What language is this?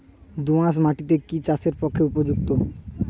Bangla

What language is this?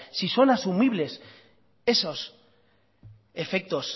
Spanish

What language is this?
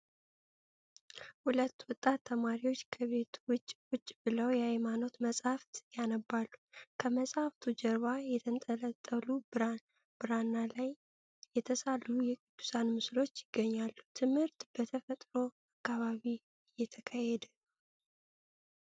Amharic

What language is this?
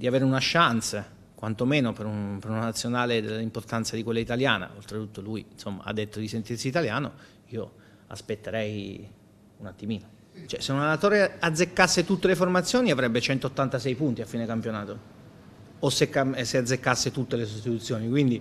Italian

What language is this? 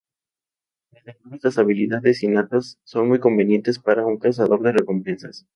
Spanish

